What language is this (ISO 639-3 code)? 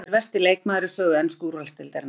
isl